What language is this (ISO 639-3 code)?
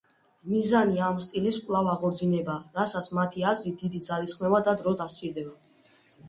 kat